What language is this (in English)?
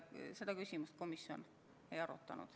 Estonian